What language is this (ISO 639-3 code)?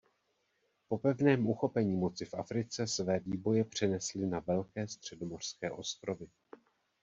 ces